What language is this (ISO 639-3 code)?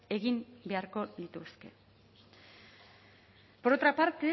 eus